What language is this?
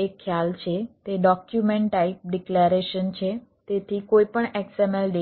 Gujarati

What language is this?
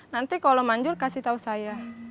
Indonesian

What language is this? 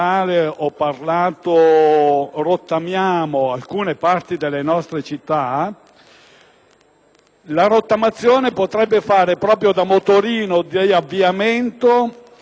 Italian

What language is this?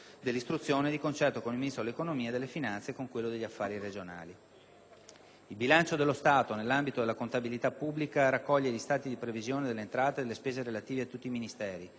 Italian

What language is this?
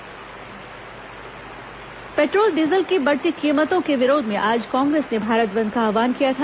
Hindi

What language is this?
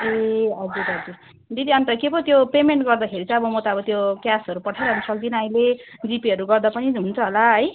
Nepali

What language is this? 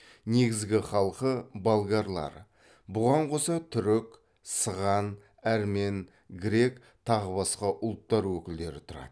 Kazakh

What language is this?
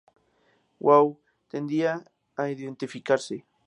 Spanish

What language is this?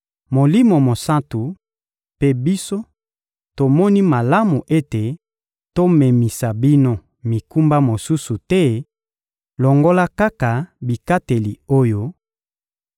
Lingala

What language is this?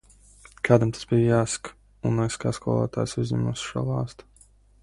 Latvian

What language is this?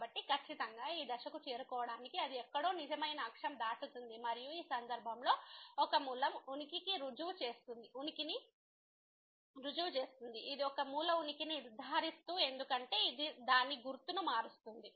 Telugu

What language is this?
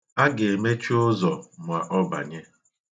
Igbo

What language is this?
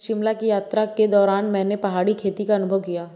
Hindi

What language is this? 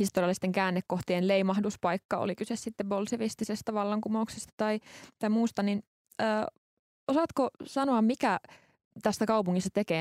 Finnish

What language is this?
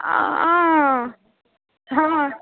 Maithili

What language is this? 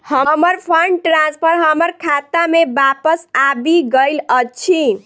Maithili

